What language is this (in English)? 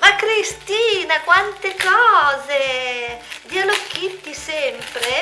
Italian